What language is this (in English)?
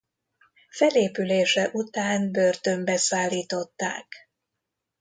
Hungarian